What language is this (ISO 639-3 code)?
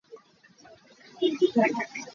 cnh